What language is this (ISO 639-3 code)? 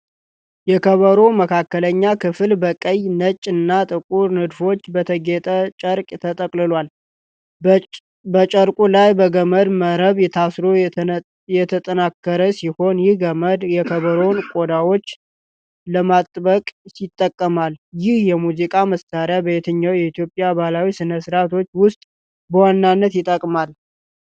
amh